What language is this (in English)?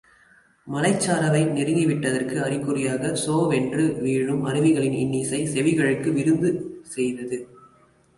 Tamil